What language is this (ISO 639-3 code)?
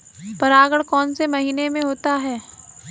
hin